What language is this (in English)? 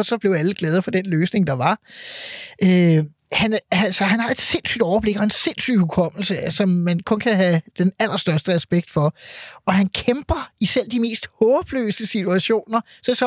Danish